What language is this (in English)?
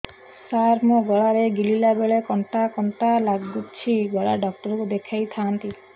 Odia